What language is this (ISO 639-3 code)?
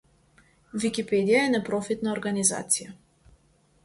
mkd